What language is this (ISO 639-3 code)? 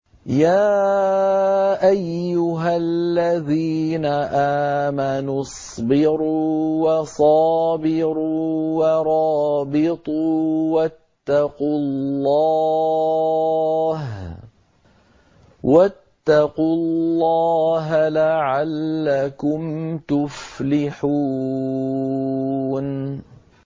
ara